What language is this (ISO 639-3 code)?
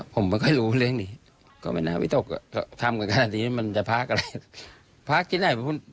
tha